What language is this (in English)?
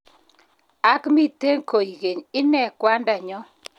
Kalenjin